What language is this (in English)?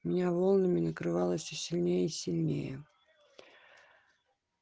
Russian